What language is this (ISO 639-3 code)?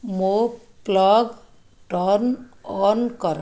ori